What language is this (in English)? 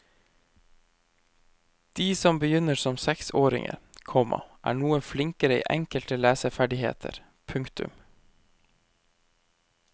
Norwegian